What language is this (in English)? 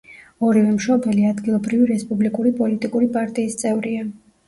Georgian